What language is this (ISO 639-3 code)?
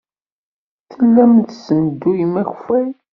kab